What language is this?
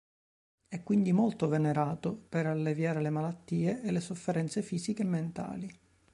Italian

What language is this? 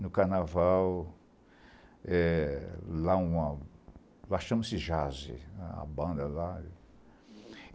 Portuguese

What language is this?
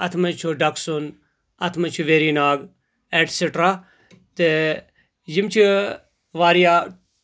Kashmiri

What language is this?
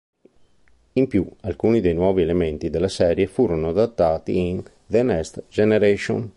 Italian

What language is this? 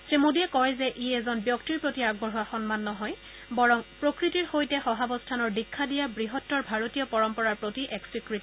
Assamese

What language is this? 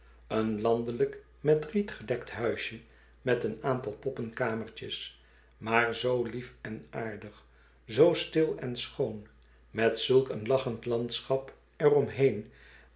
Dutch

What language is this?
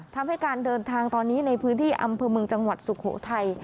Thai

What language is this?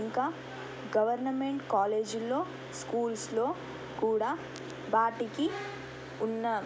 Telugu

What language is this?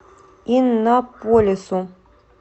Russian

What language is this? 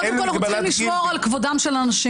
Hebrew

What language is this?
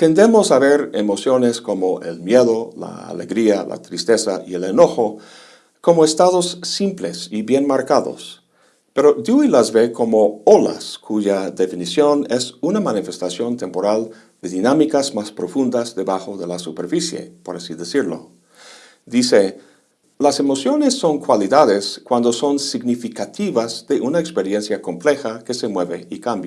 Spanish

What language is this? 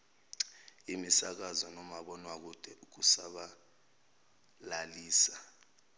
Zulu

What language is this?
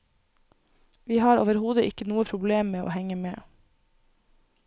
Norwegian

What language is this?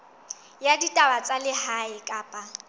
Southern Sotho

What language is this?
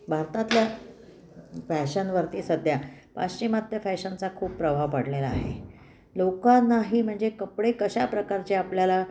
Marathi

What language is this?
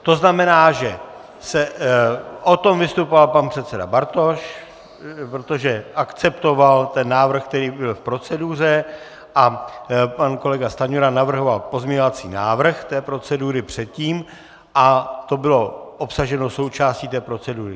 Czech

